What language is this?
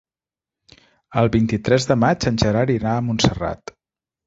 Catalan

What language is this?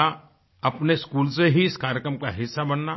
Hindi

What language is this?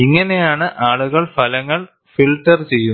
Malayalam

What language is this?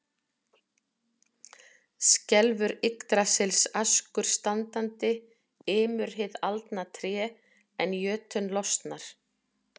Icelandic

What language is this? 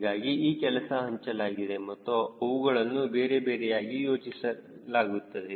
Kannada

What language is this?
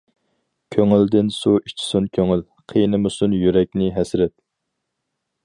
Uyghur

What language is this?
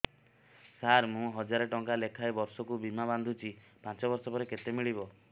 Odia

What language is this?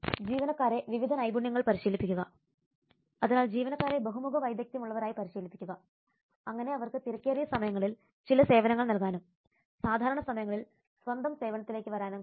Malayalam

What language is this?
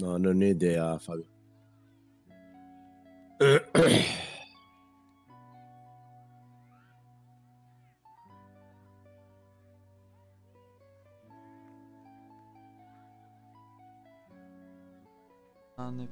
Italian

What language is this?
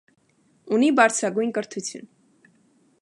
Armenian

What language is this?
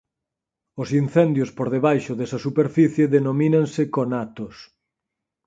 Galician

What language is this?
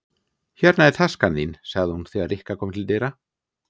Icelandic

